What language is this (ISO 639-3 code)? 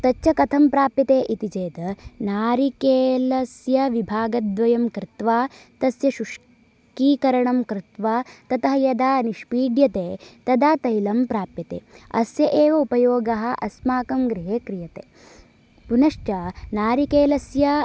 san